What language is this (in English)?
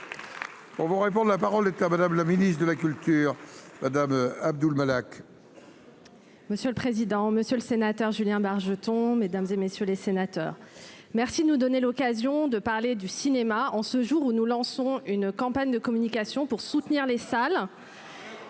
French